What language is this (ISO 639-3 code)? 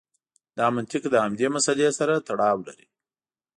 pus